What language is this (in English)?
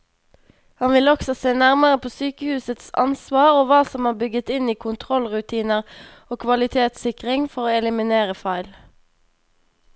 Norwegian